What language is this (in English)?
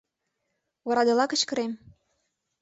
Mari